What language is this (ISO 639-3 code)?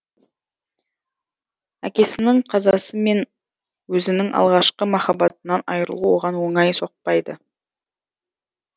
kaz